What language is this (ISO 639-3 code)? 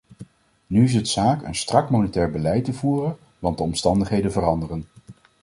nld